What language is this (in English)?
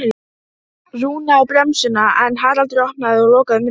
Icelandic